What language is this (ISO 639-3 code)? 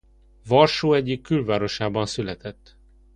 hun